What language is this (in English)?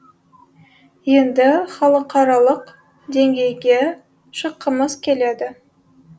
Kazakh